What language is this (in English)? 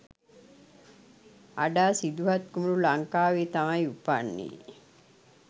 Sinhala